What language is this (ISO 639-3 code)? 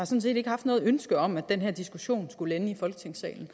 dan